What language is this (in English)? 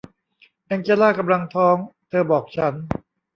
Thai